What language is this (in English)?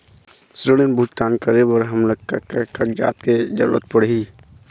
Chhattisgarhi